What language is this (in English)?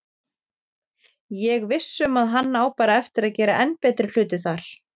Icelandic